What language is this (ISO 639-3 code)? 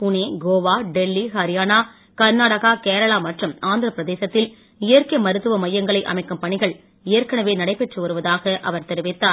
tam